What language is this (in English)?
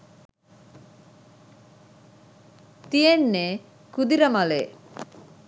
Sinhala